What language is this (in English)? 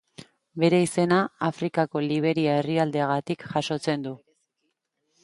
Basque